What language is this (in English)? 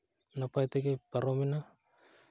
Santali